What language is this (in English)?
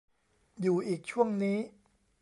Thai